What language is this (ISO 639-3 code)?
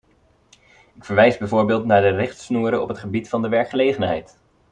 nld